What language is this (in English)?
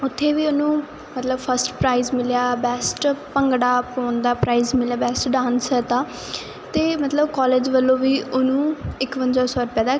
Punjabi